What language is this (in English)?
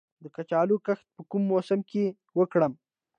Pashto